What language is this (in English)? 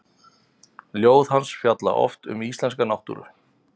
Icelandic